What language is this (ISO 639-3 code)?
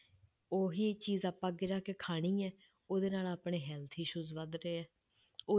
pan